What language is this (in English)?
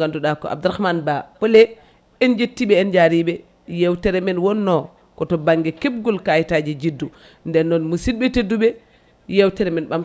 Fula